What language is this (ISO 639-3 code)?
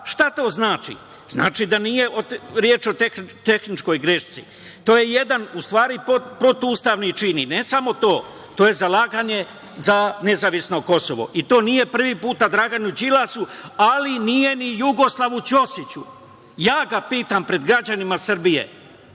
srp